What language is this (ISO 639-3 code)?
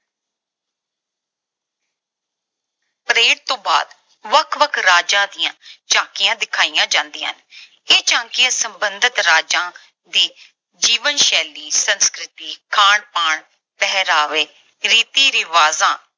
pan